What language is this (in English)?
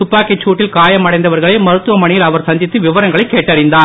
Tamil